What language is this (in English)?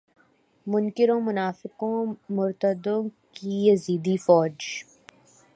Urdu